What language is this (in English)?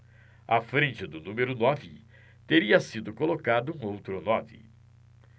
Portuguese